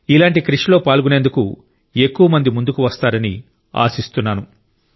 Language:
Telugu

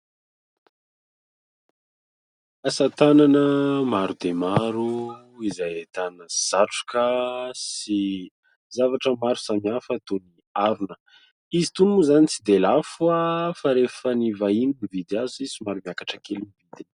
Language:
Malagasy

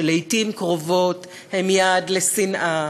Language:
Hebrew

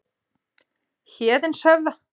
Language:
Icelandic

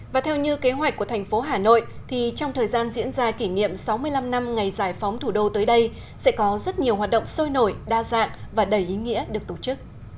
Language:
Vietnamese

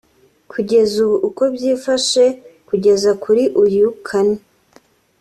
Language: Kinyarwanda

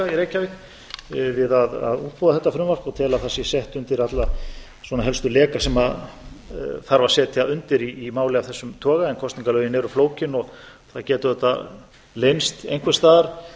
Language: Icelandic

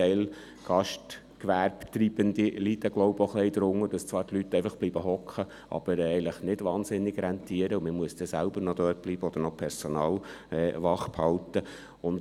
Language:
Swiss German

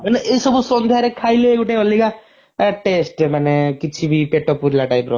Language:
Odia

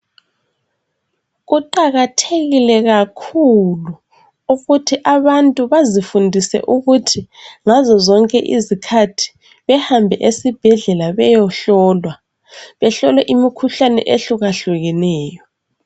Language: North Ndebele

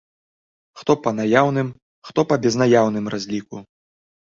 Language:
Belarusian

